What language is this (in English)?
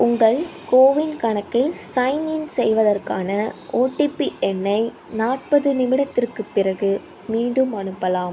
Tamil